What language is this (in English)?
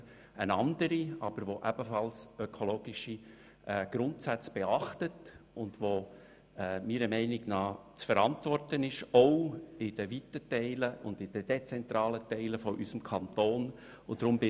Swiss German